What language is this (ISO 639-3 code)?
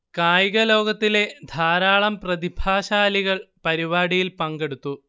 mal